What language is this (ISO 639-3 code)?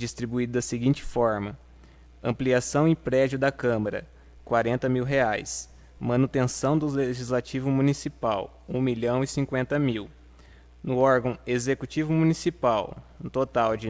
por